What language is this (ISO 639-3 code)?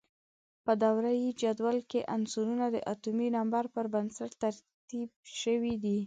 pus